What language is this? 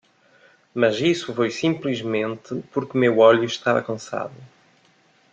Portuguese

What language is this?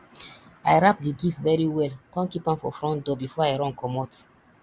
Nigerian Pidgin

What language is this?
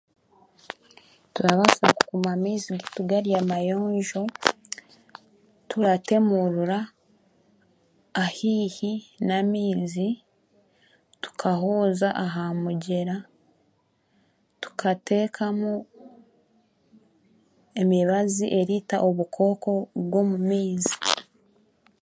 Chiga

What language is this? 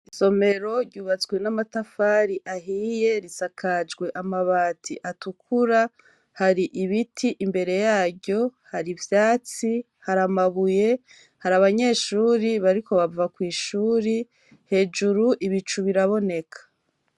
Rundi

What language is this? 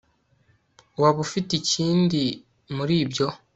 Kinyarwanda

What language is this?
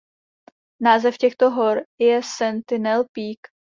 Czech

